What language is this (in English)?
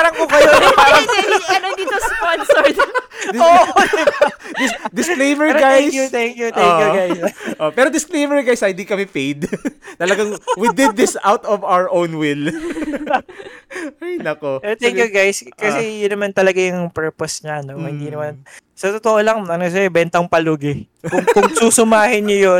Filipino